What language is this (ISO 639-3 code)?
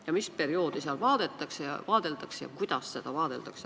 est